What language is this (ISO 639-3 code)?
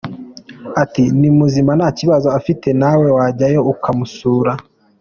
kin